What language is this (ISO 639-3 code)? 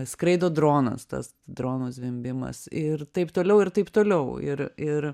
lit